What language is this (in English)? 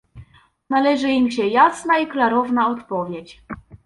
Polish